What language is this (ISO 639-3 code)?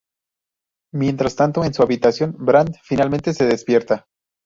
spa